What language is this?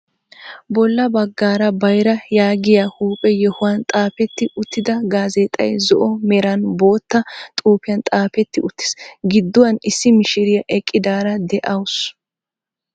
Wolaytta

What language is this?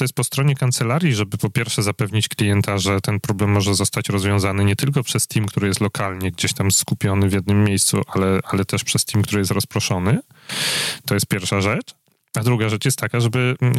Polish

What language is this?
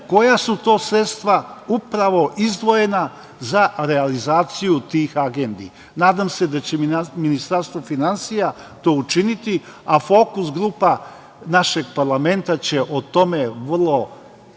Serbian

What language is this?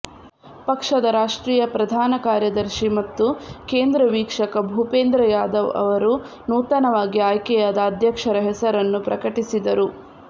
Kannada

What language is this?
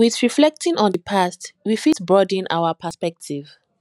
Nigerian Pidgin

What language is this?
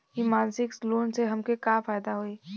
Bhojpuri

